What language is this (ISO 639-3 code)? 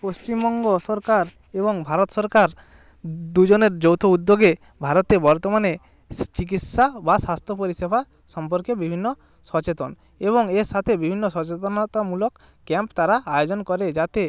ben